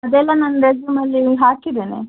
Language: Kannada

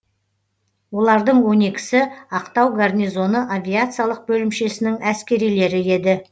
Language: Kazakh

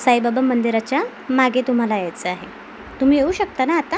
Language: Marathi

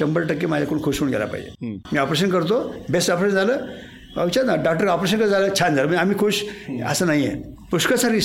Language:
Marathi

